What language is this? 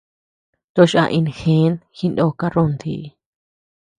Tepeuxila Cuicatec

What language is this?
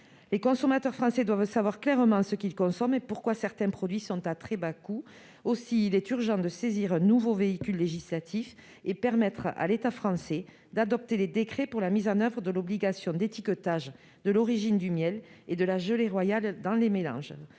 French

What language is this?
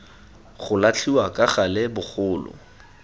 Tswana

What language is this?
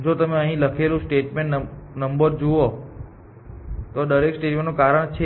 Gujarati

